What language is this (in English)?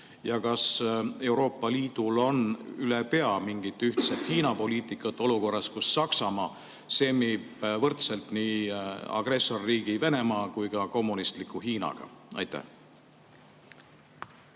Estonian